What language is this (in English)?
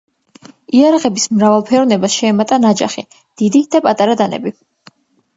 Georgian